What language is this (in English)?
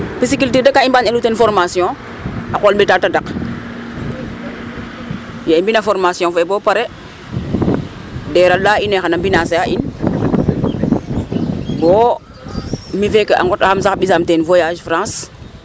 Serer